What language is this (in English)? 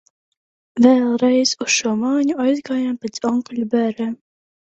Latvian